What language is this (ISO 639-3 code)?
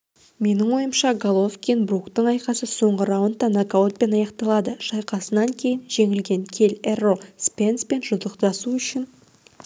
kaz